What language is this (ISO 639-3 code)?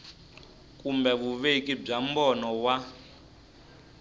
tso